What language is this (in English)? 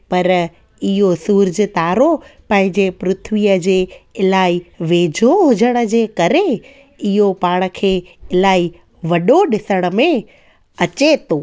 Sindhi